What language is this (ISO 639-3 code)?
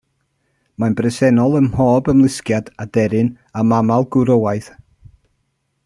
cym